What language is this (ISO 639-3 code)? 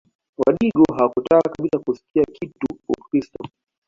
swa